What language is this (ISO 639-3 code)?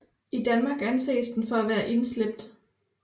dan